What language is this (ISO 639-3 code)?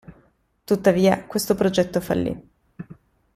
ita